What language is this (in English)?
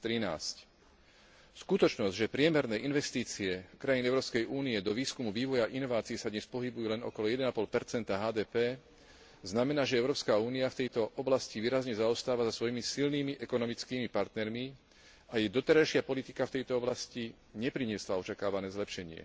Slovak